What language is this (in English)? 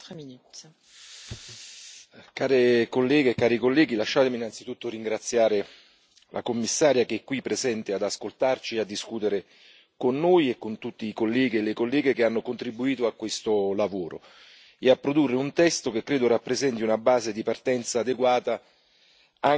Italian